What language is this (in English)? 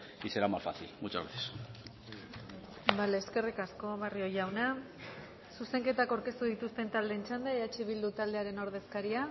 Basque